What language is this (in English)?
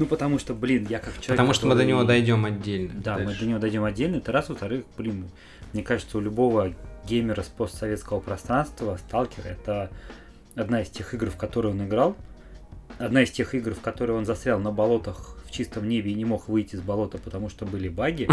Russian